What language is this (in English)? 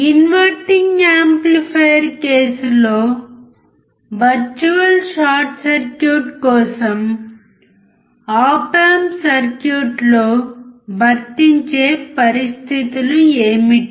Telugu